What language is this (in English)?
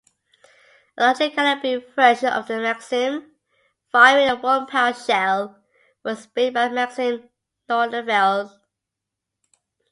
English